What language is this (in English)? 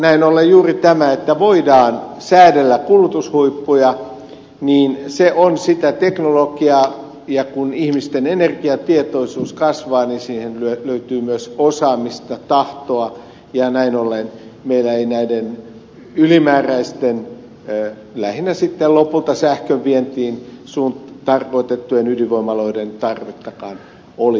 Finnish